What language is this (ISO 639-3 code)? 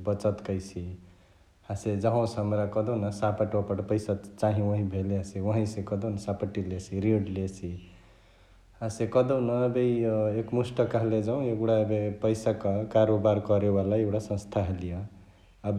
the